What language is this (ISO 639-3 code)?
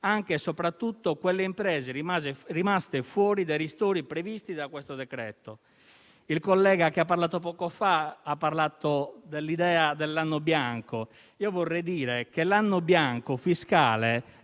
ita